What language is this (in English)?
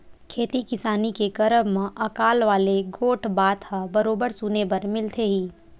Chhattisgarhi